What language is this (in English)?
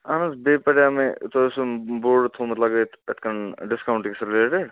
Kashmiri